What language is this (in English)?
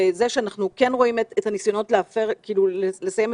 Hebrew